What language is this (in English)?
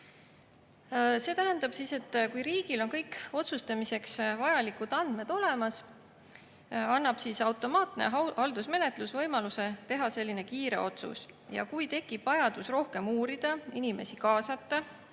Estonian